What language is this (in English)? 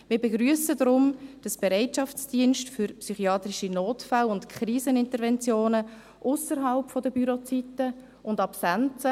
Swiss German